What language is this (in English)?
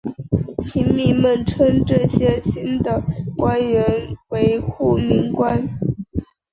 Chinese